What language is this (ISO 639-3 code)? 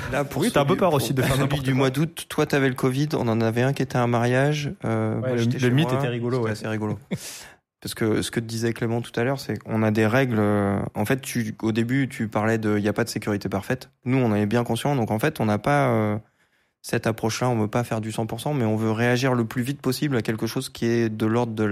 fra